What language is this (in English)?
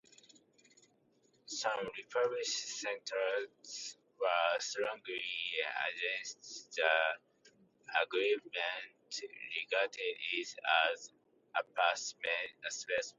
English